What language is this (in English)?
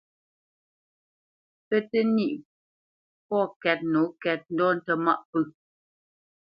Bamenyam